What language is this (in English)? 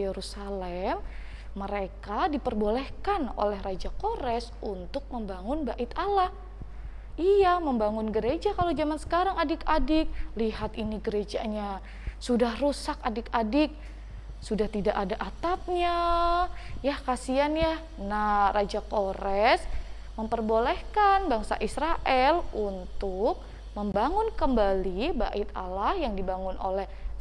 Indonesian